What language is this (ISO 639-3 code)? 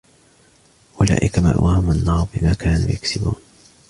ara